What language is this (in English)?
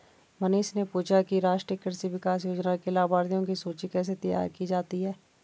Hindi